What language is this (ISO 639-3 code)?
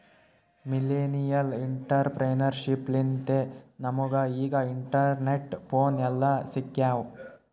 kan